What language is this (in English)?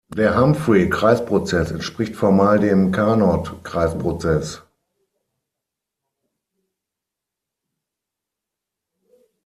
German